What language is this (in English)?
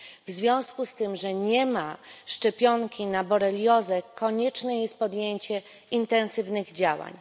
Polish